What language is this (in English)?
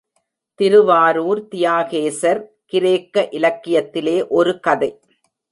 Tamil